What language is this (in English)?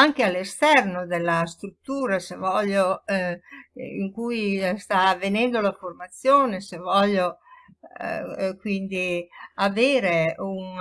Italian